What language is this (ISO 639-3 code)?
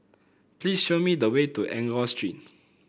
eng